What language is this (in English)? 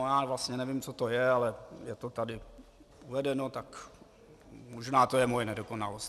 Czech